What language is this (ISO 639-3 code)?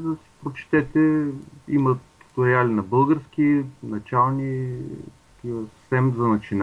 bul